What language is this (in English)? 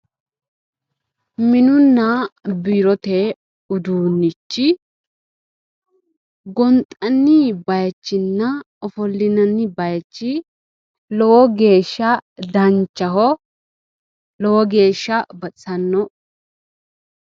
Sidamo